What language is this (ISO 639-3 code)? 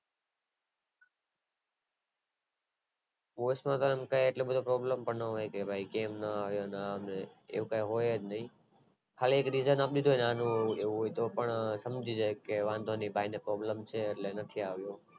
guj